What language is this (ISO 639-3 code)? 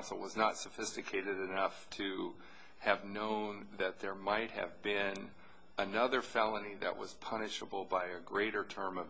eng